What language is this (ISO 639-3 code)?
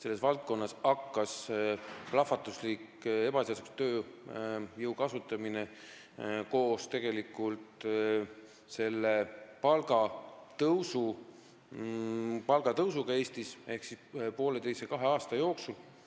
est